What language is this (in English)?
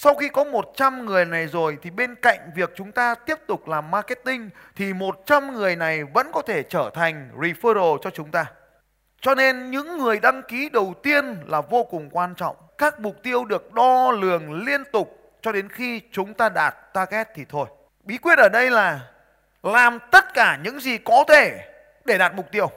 Vietnamese